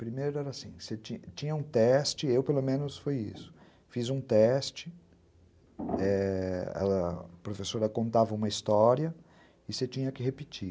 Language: Portuguese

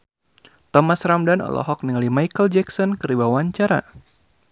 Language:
Sundanese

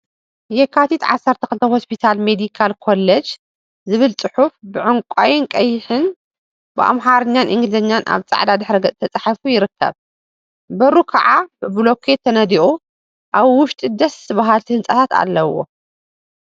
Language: Tigrinya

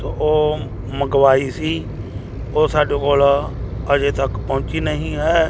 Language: Punjabi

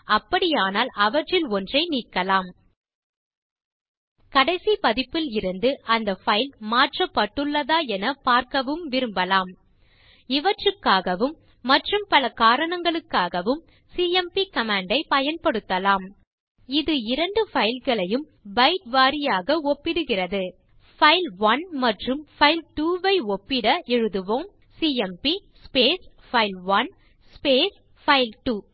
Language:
Tamil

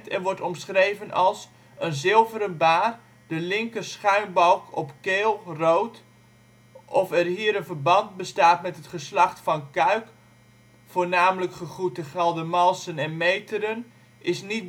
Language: Dutch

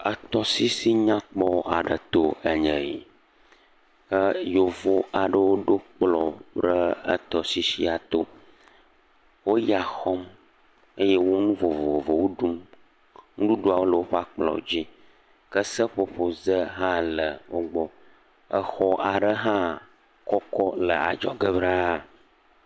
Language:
Ewe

